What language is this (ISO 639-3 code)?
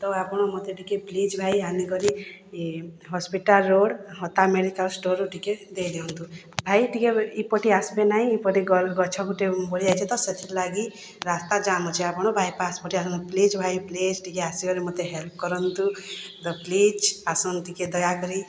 ori